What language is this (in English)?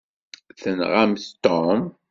Kabyle